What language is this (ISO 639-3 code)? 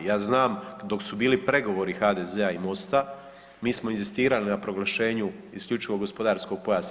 hrv